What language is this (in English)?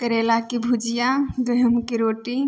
Maithili